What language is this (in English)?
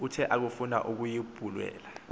Xhosa